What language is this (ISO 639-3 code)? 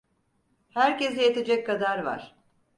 tur